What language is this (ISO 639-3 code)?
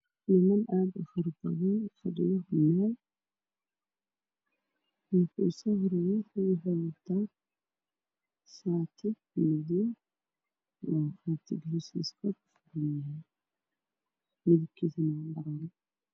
som